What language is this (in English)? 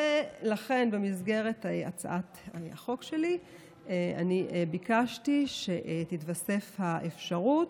Hebrew